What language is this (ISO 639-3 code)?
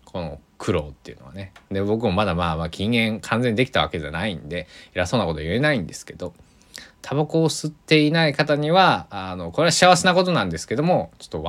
jpn